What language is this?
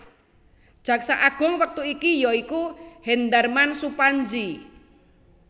Javanese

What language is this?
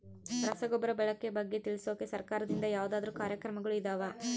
Kannada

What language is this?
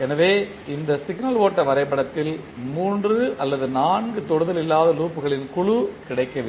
Tamil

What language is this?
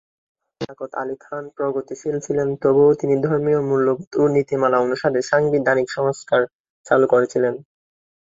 Bangla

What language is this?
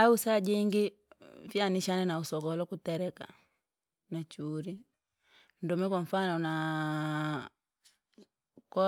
Langi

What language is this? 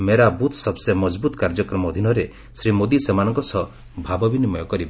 Odia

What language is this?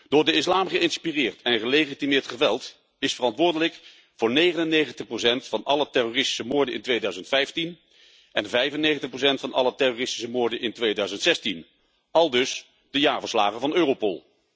Dutch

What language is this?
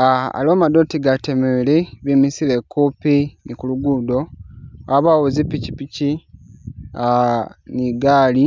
Masaaba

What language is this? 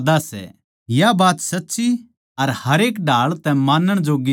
Haryanvi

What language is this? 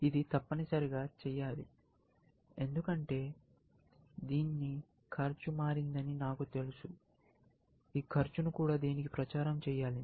Telugu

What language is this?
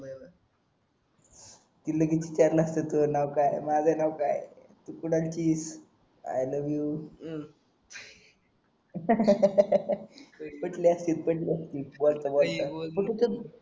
Marathi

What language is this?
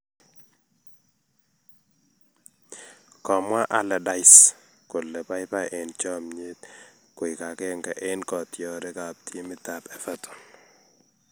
Kalenjin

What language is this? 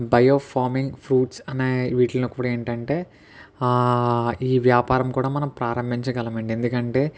Telugu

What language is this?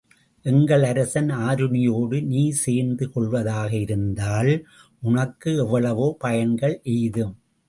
Tamil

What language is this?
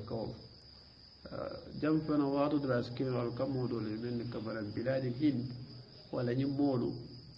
Arabic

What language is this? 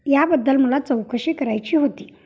Marathi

